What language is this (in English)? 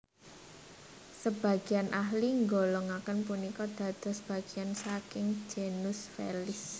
Javanese